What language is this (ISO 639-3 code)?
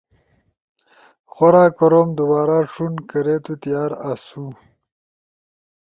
ush